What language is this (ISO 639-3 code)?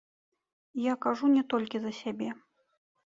bel